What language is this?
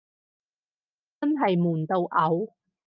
Cantonese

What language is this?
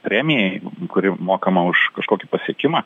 Lithuanian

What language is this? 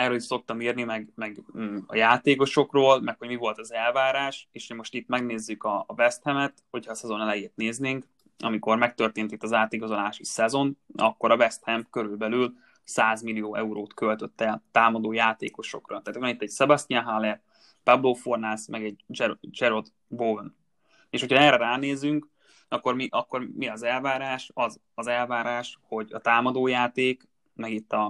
Hungarian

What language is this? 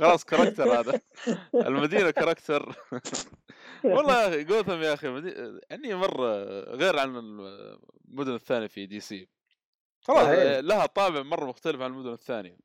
Arabic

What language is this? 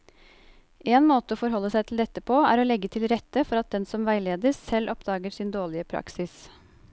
Norwegian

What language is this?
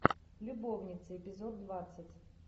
Russian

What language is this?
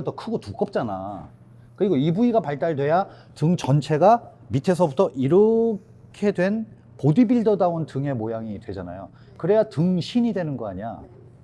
Korean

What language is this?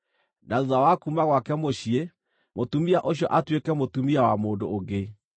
Kikuyu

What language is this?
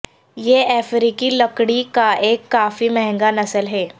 Urdu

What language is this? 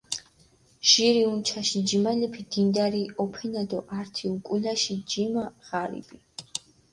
Mingrelian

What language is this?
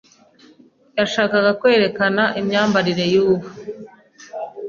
Kinyarwanda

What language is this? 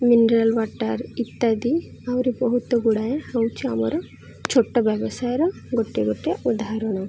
Odia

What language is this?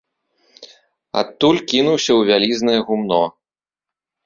Belarusian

